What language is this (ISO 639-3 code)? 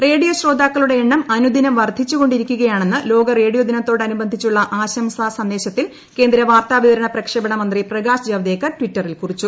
mal